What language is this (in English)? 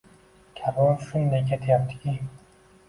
Uzbek